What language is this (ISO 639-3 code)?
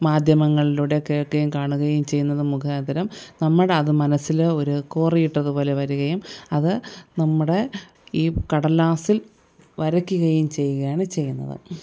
mal